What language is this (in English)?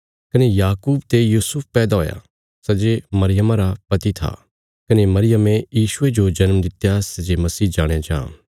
Bilaspuri